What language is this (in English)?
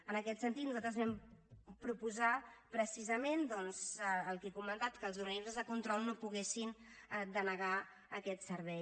Catalan